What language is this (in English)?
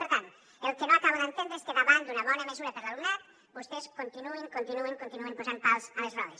Catalan